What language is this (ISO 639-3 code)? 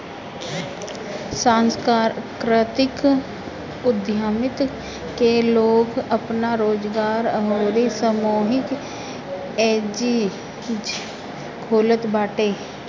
bho